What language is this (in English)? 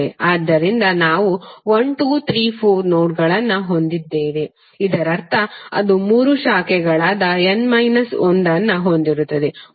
Kannada